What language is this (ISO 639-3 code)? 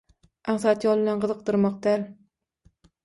tuk